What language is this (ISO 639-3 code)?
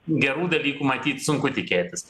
lit